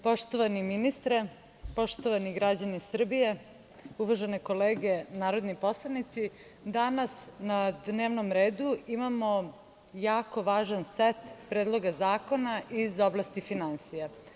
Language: Serbian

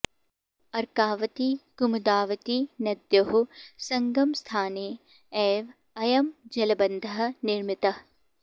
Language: Sanskrit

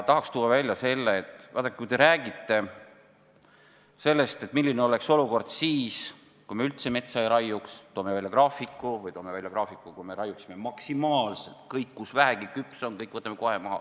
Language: Estonian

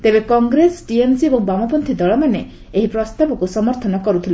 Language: Odia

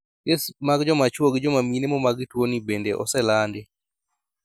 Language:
Luo (Kenya and Tanzania)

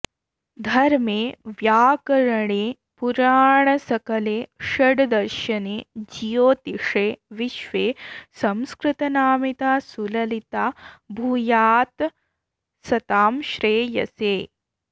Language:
Sanskrit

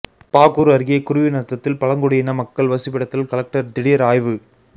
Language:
Tamil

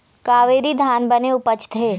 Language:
Chhattisgarhi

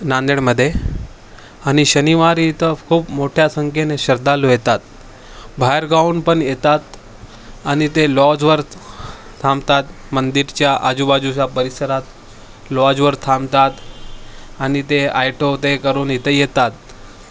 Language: Marathi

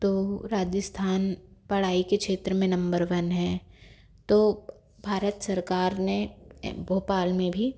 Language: Hindi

